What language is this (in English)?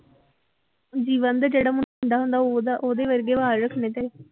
Punjabi